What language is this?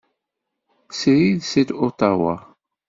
Kabyle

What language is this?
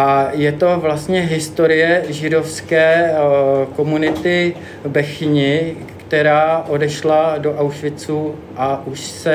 Czech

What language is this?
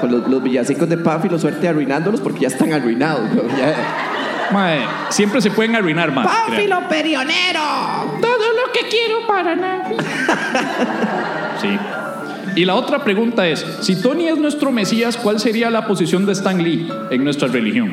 Spanish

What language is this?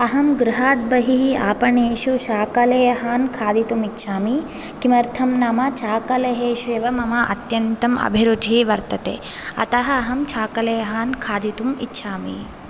Sanskrit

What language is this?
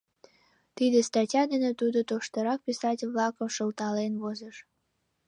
Mari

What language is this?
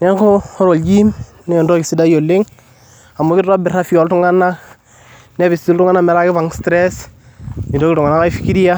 Masai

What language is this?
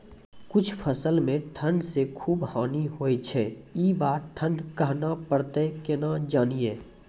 Maithili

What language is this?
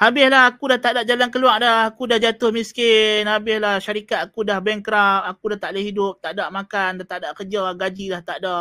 Malay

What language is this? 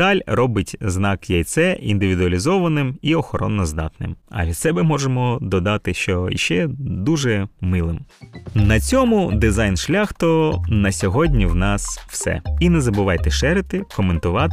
Ukrainian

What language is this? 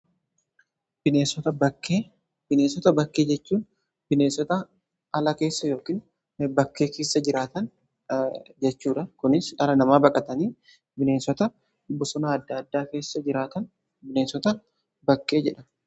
Oromo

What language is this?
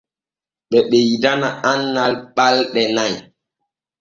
Borgu Fulfulde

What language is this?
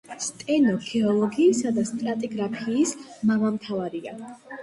Georgian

